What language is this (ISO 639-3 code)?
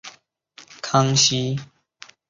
zho